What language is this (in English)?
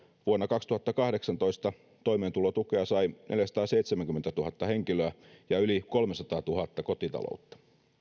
Finnish